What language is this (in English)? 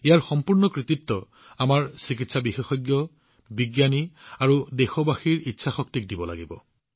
Assamese